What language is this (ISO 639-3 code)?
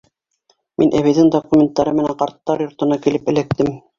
bak